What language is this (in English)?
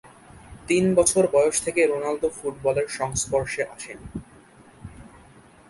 Bangla